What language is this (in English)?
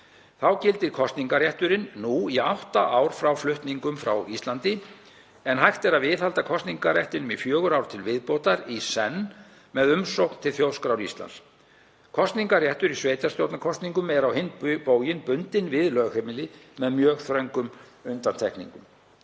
Icelandic